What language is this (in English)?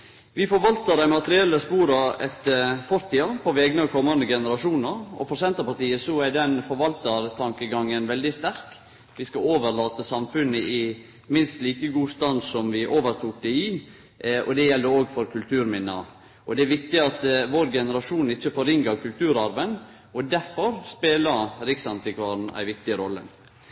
Norwegian Nynorsk